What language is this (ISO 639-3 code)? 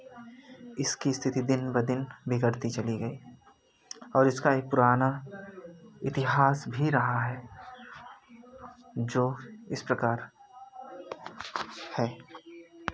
hin